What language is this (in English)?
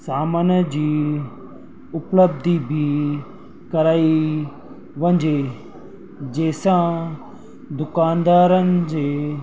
Sindhi